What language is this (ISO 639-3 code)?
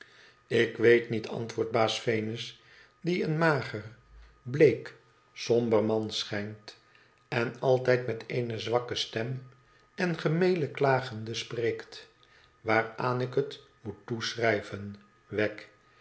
nld